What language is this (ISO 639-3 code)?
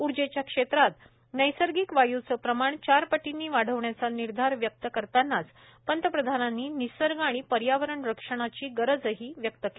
mar